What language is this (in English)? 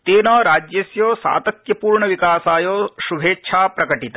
Sanskrit